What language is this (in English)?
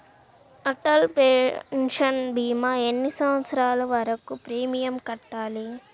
Telugu